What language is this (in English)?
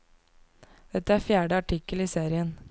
Norwegian